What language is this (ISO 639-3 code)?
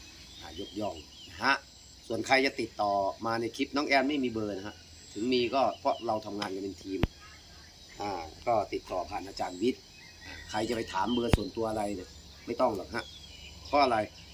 tha